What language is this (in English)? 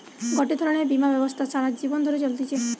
Bangla